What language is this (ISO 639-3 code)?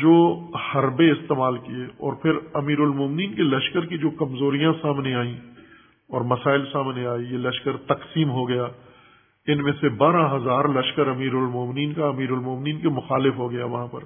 urd